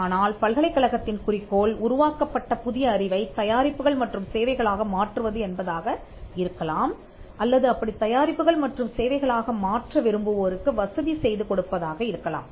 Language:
Tamil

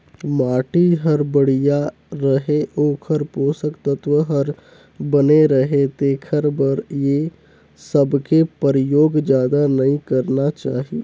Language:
Chhattisgarhi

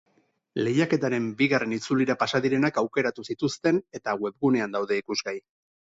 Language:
Basque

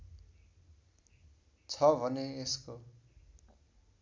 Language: Nepali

